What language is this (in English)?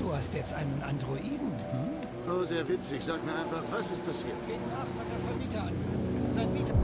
German